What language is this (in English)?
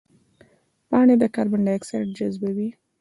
Pashto